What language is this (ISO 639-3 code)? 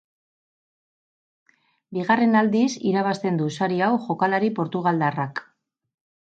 eus